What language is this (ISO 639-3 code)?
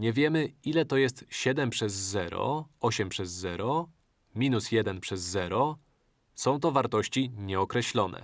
pol